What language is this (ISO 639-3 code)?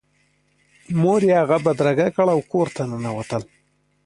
pus